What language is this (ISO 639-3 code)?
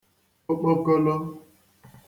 ibo